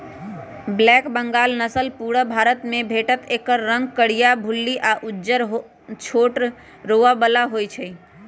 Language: Magahi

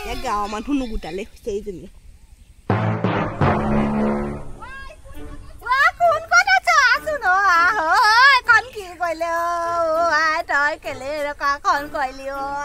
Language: Thai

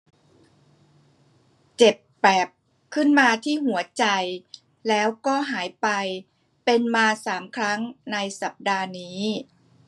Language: Thai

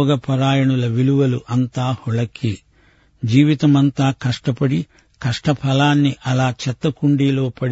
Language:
Telugu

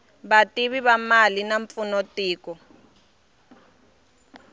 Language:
Tsonga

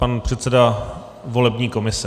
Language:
Czech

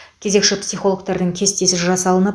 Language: Kazakh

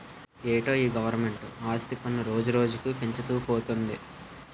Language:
Telugu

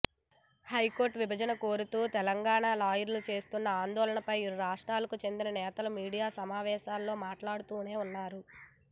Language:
Telugu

